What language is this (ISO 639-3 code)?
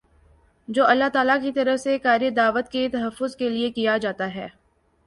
urd